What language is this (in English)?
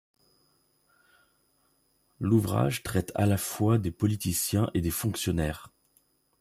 French